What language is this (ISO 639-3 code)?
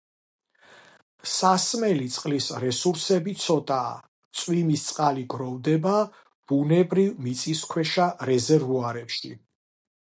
kat